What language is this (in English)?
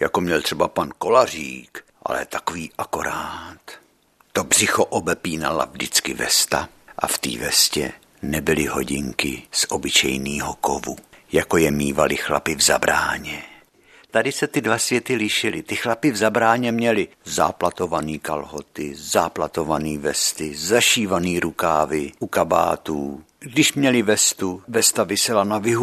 Czech